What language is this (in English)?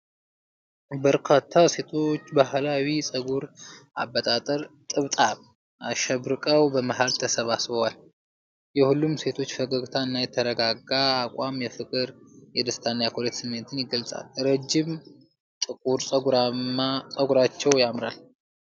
Amharic